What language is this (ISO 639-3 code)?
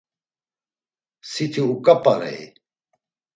lzz